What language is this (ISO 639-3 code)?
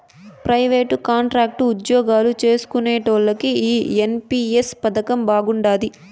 tel